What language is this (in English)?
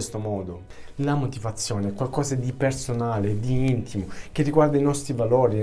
Italian